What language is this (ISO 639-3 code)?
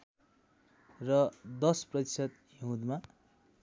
nep